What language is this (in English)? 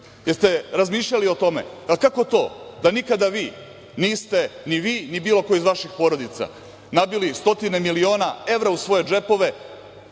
Serbian